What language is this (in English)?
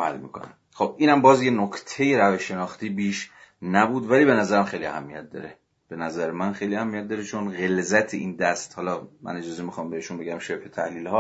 Persian